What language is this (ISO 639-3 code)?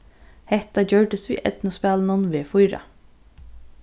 fao